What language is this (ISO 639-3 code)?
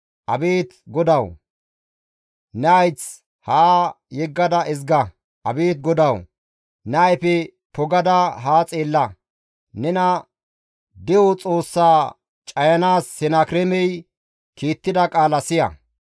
gmv